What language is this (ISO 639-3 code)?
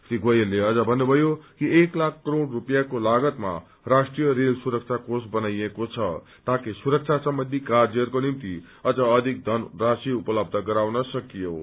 nep